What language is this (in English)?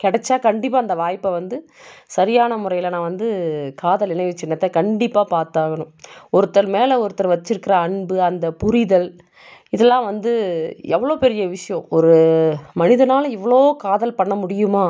Tamil